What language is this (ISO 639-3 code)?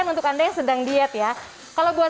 ind